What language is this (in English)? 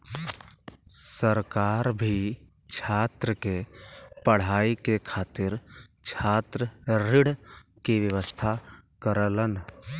Bhojpuri